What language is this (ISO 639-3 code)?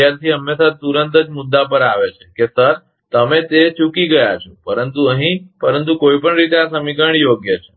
guj